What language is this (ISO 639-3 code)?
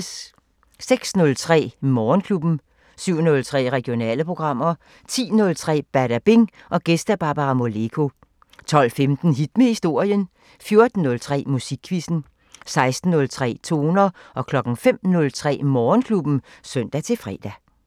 dan